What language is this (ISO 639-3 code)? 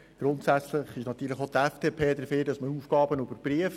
gsw